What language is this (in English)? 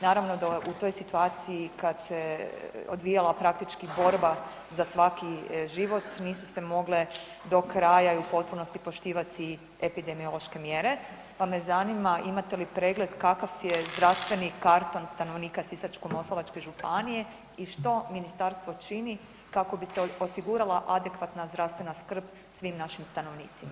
Croatian